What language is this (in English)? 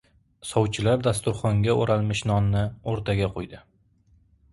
Uzbek